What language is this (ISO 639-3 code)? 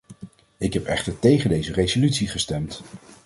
nld